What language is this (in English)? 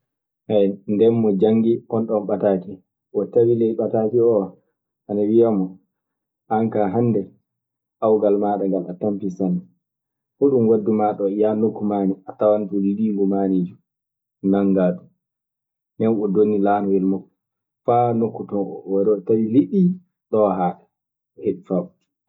Maasina Fulfulde